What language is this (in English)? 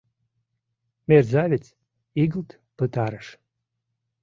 Mari